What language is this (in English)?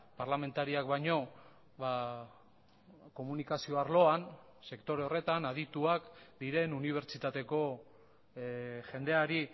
Basque